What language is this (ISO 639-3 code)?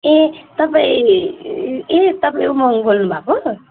nep